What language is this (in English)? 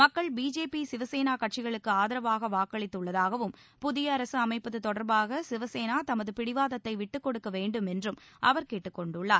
Tamil